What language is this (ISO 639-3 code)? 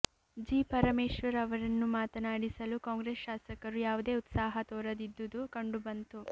kan